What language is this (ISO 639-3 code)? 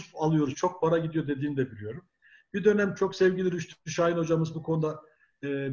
tur